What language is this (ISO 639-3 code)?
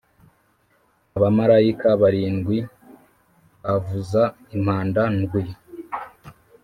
kin